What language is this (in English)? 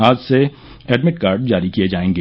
Hindi